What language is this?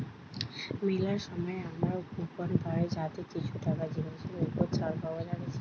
Bangla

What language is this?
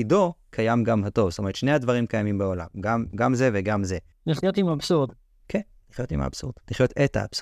Hebrew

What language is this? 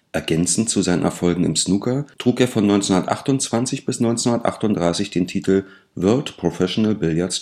German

